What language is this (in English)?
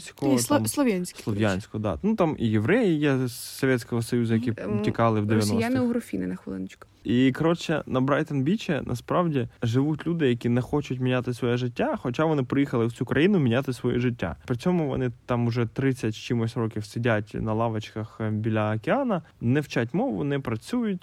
Ukrainian